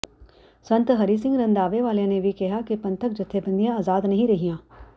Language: Punjabi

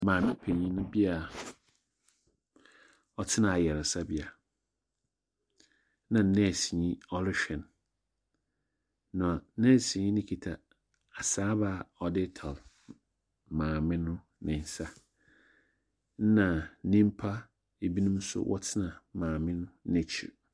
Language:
Akan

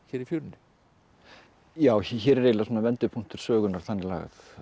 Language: Icelandic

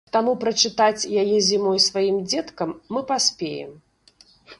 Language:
Belarusian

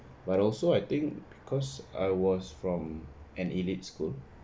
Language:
English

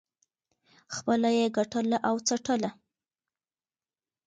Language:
Pashto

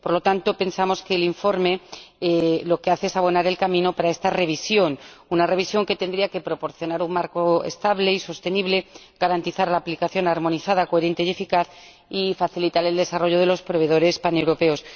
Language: Spanish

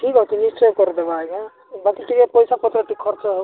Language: Odia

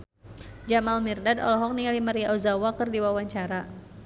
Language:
Sundanese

